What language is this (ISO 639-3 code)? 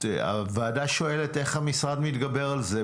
heb